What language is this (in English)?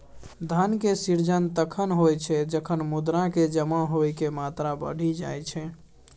Maithili